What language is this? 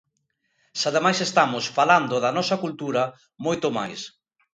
Galician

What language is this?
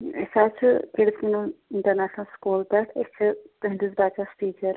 Kashmiri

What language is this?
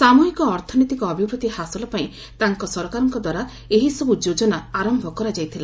Odia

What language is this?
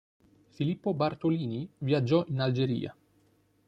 Italian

